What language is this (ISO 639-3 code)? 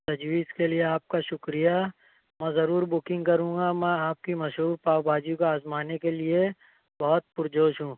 urd